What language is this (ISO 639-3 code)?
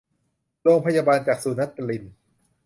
tha